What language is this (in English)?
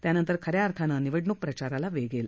Marathi